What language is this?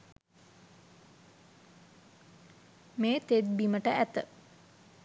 Sinhala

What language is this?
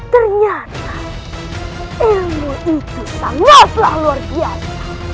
Indonesian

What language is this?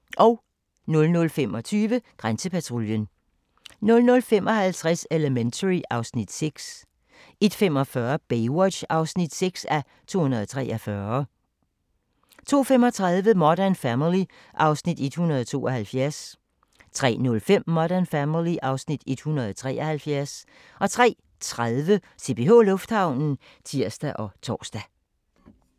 Danish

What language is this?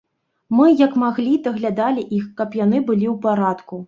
Belarusian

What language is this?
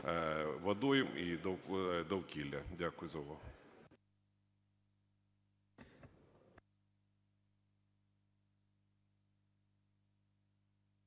Ukrainian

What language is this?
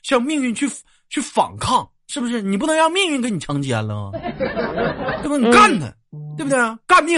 Chinese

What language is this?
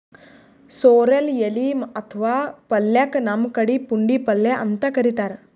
Kannada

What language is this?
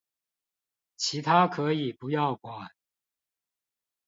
Chinese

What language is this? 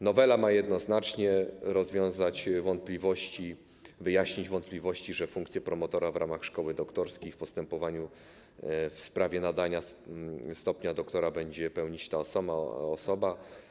Polish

